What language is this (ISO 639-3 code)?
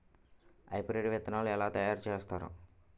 tel